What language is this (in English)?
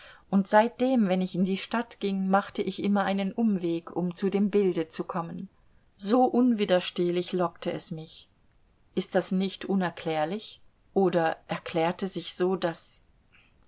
German